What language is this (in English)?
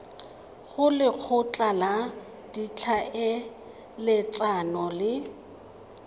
Tswana